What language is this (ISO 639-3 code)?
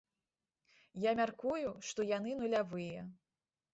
bel